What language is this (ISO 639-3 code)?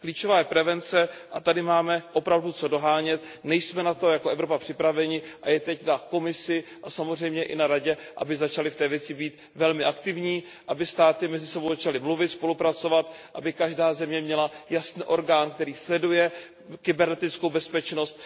ces